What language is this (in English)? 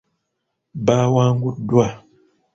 Ganda